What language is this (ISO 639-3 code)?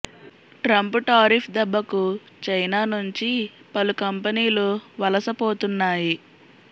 tel